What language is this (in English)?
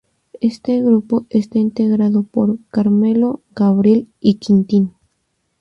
Spanish